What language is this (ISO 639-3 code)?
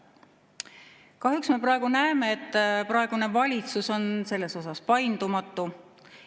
est